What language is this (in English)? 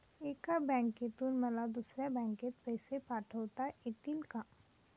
Marathi